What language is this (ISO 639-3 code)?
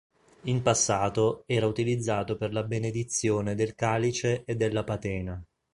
ita